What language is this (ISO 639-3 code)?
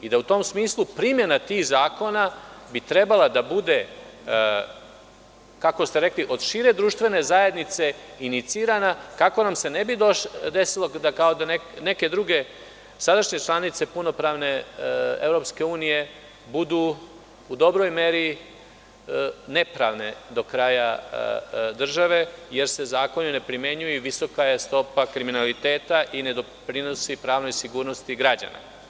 srp